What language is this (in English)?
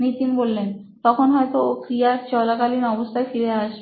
Bangla